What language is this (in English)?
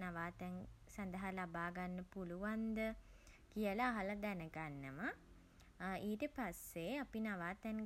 Sinhala